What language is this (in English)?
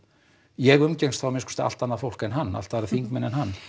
Icelandic